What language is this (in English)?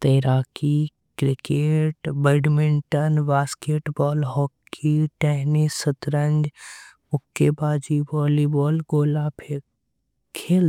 Angika